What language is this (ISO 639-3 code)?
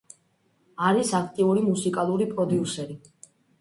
kat